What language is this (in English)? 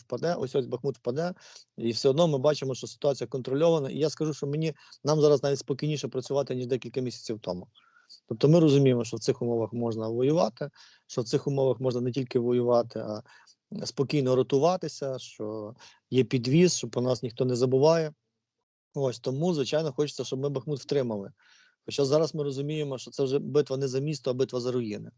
Ukrainian